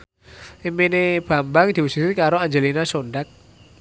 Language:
Javanese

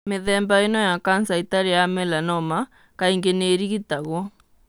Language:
Kikuyu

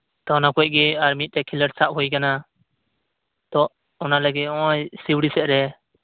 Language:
Santali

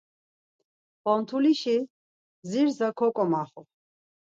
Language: Laz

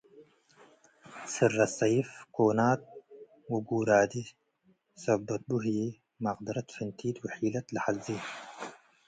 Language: Tigre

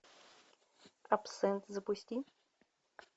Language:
Russian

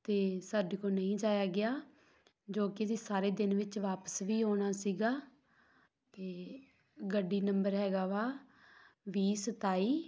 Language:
Punjabi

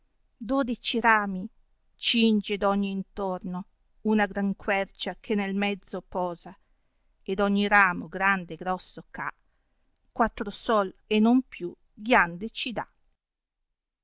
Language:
Italian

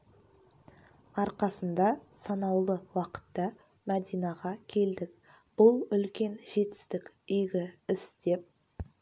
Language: Kazakh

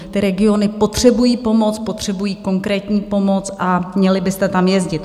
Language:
Czech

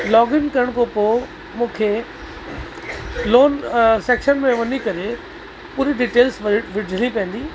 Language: Sindhi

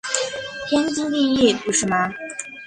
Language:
Chinese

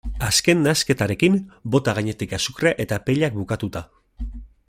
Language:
Basque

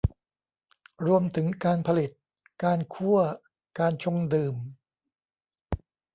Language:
Thai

